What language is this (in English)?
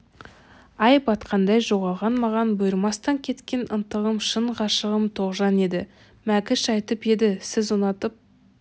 Kazakh